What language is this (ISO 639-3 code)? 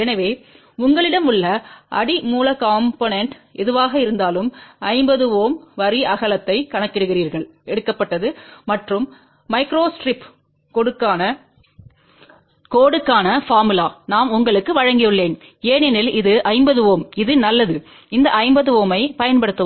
tam